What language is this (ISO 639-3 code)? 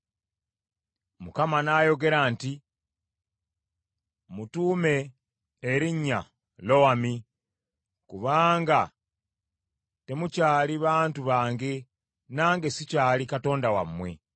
lug